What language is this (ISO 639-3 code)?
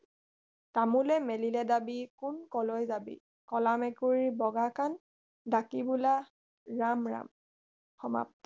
asm